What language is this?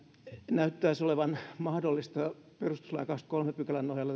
Finnish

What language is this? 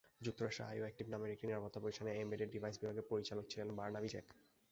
Bangla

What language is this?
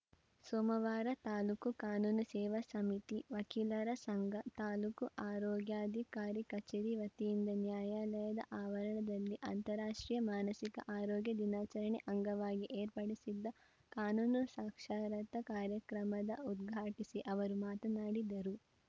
Kannada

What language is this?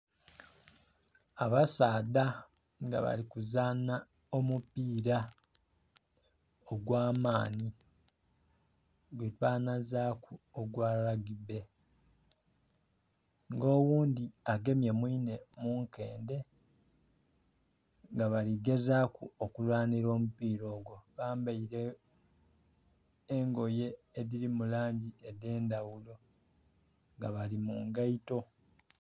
Soga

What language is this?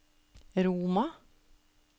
Norwegian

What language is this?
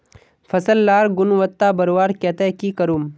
Magahi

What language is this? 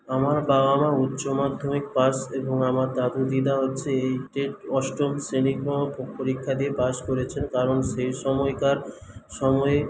Bangla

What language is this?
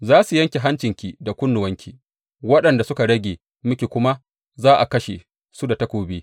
Hausa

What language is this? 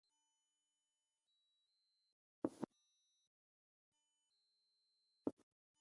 Ewondo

